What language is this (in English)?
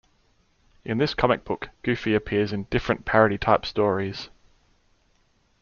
English